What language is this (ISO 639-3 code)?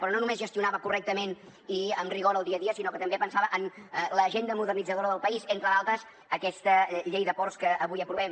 cat